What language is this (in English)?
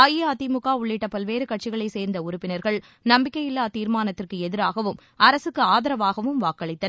Tamil